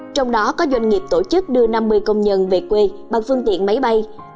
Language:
Vietnamese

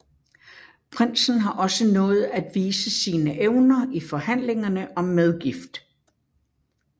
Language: Danish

